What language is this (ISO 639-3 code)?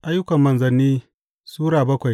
hau